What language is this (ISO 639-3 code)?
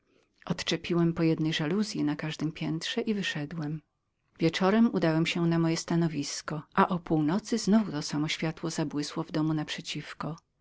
pol